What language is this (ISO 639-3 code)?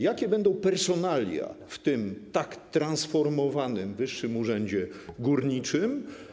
pol